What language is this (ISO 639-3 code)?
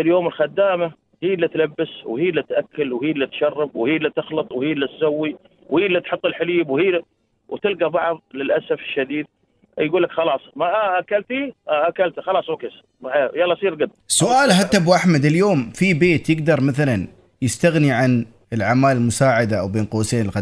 ara